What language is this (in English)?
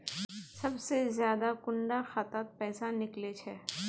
Magahi